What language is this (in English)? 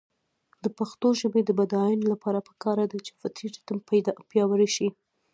Pashto